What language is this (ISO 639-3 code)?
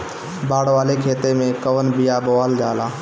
bho